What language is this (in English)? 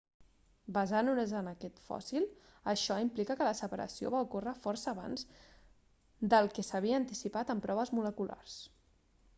Catalan